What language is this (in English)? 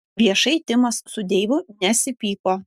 Lithuanian